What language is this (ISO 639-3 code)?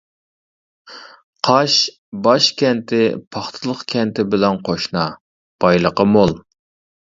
uig